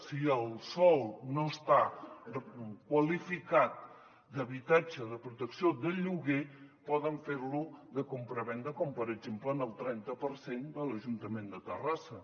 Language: Catalan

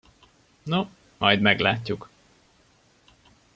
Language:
Hungarian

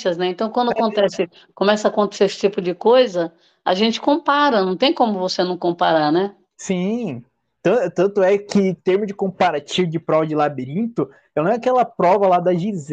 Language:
Portuguese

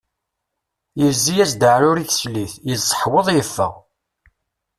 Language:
Kabyle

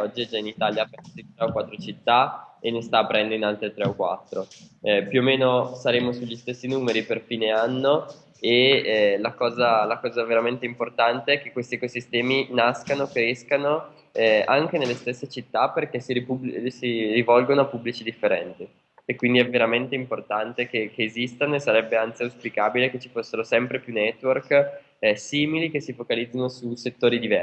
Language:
Italian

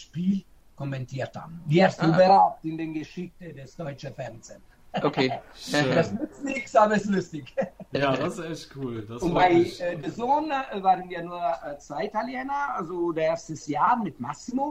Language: German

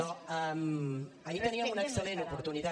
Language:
Catalan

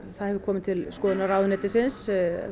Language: Icelandic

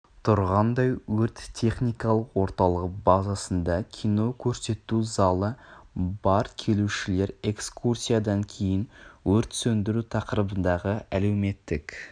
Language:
Kazakh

